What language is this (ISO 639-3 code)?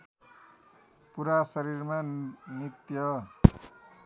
nep